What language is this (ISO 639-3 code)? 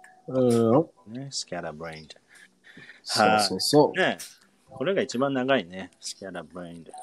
jpn